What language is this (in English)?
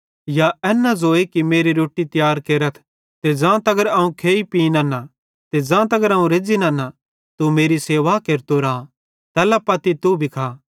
Bhadrawahi